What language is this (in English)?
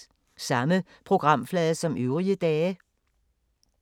Danish